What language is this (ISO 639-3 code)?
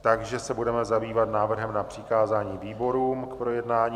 ces